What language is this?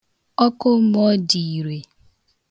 Igbo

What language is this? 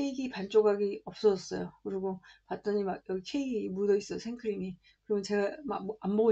Korean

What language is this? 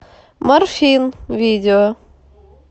Russian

